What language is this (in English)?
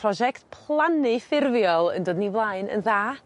Welsh